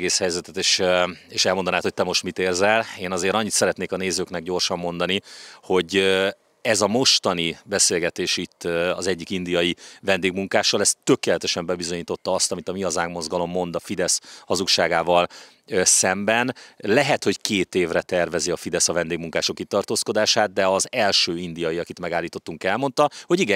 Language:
Hungarian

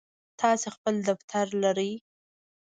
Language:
Pashto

